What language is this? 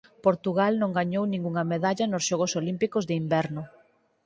Galician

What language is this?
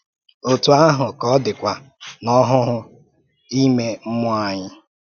Igbo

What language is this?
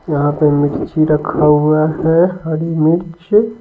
Hindi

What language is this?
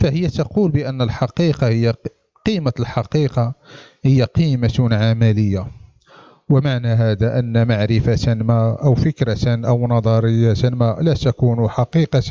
Arabic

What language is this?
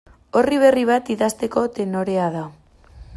Basque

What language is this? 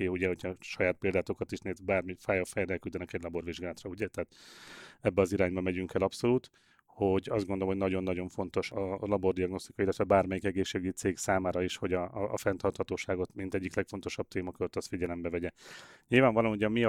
Hungarian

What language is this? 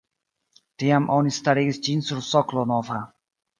Esperanto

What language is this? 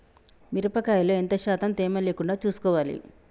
Telugu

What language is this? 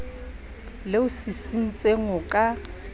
Southern Sotho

